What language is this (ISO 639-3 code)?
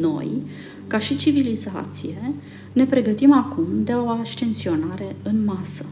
ron